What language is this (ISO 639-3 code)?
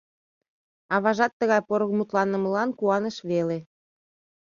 chm